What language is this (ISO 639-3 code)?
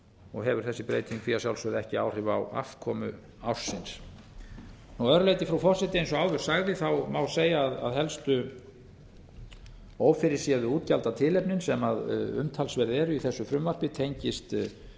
isl